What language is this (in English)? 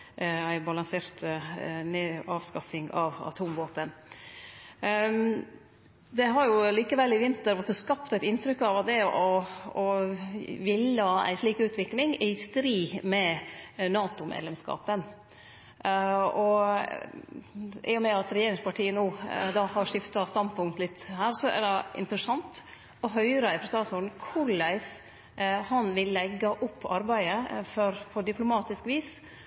Norwegian Nynorsk